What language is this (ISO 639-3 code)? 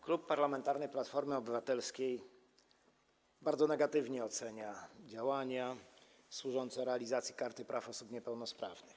pol